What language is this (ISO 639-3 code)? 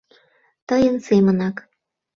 chm